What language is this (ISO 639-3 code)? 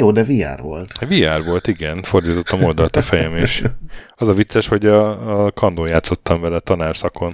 hun